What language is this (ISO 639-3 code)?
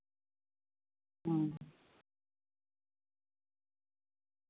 sat